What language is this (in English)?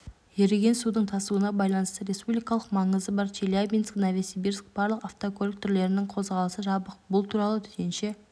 Kazakh